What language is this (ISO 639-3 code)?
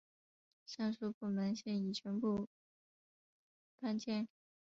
zho